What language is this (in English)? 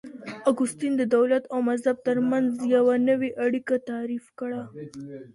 Pashto